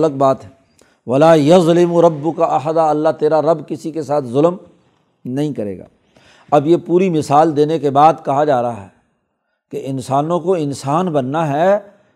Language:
Urdu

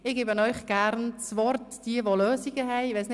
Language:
Swiss German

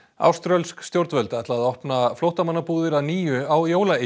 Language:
Icelandic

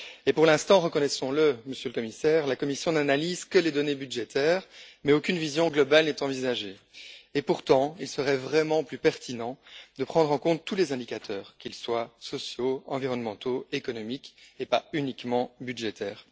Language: French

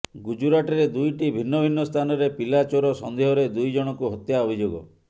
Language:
Odia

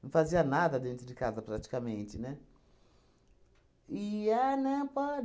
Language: Portuguese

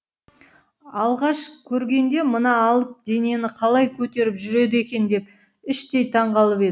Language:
Kazakh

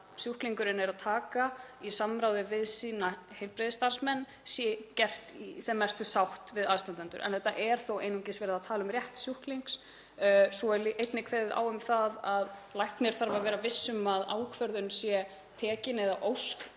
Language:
Icelandic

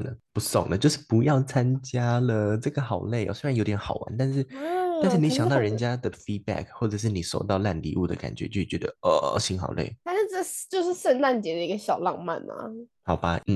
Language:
Chinese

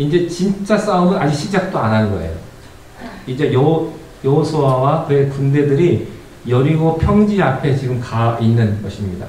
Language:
Korean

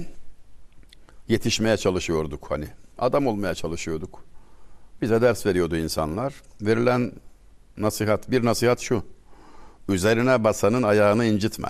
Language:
Turkish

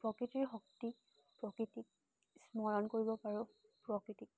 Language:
Assamese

